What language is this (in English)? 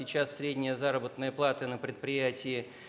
Russian